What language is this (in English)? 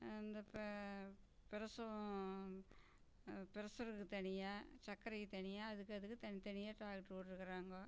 Tamil